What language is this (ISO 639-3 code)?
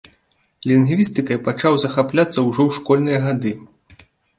bel